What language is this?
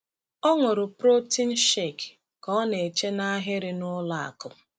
Igbo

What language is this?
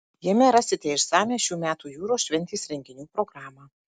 Lithuanian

